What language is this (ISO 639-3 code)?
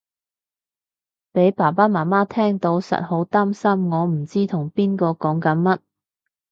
yue